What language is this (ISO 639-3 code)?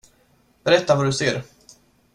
swe